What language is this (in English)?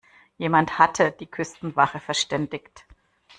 German